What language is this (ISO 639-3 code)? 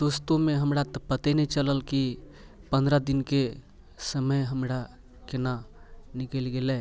mai